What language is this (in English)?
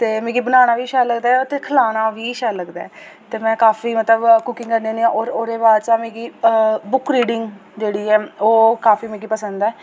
Dogri